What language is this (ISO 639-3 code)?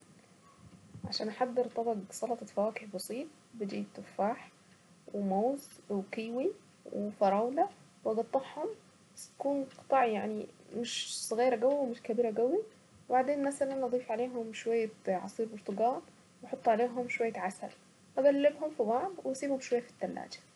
aec